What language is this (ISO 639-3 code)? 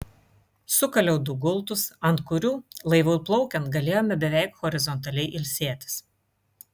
lit